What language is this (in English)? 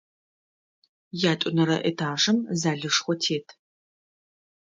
Adyghe